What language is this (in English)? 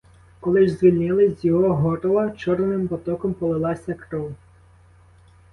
Ukrainian